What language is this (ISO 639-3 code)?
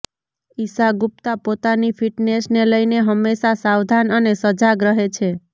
guj